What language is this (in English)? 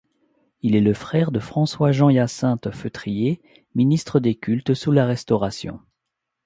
French